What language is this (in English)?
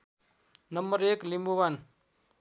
Nepali